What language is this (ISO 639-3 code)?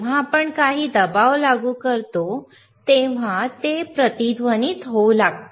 mar